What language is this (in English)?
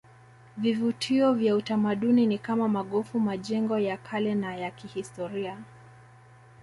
Swahili